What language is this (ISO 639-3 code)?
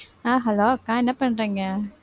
tam